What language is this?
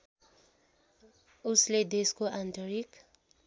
Nepali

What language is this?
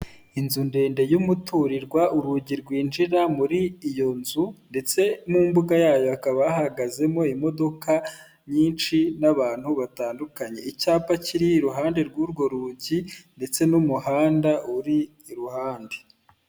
Kinyarwanda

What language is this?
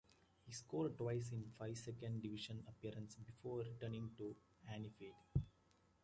English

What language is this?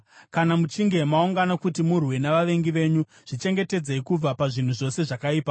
Shona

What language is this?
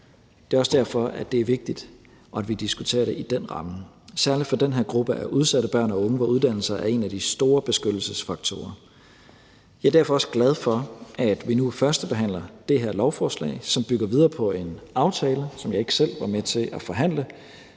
Danish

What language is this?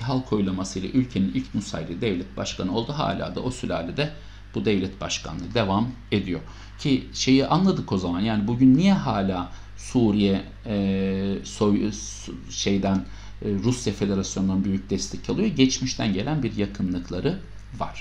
Turkish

